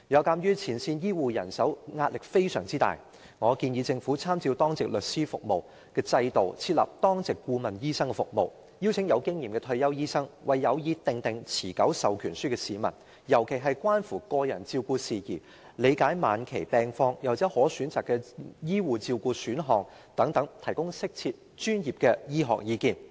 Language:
Cantonese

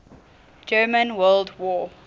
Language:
English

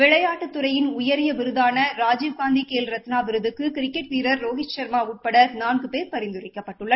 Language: Tamil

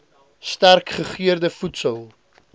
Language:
Afrikaans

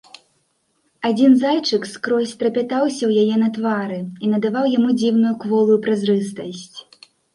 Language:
Belarusian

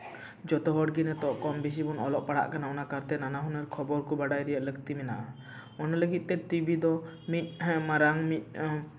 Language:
Santali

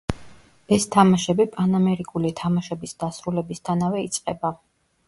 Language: Georgian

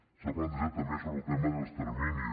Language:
Catalan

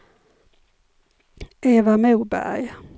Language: Swedish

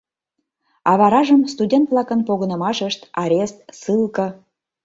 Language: Mari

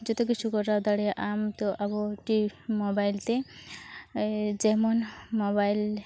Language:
Santali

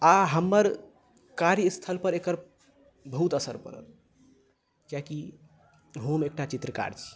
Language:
Maithili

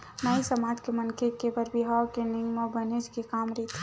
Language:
Chhattisgarhi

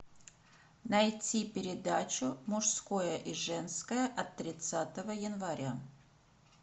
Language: Russian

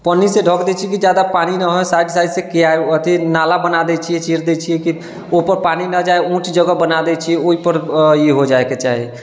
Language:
Maithili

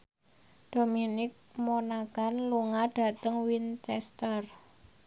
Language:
Javanese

